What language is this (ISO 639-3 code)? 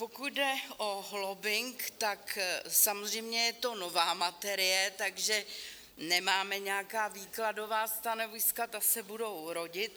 ces